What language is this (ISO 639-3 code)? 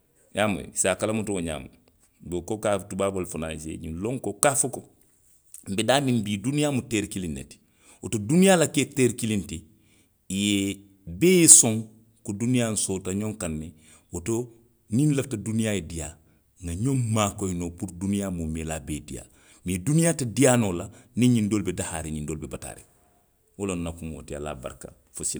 mlq